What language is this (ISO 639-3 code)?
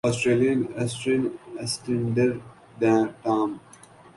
urd